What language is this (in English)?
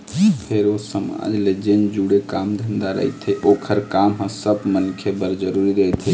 Chhattisgarhi